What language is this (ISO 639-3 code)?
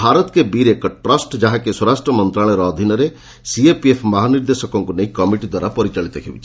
ori